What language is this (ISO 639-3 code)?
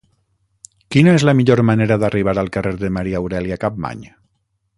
cat